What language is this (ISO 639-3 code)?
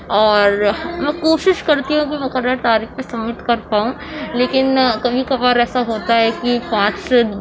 urd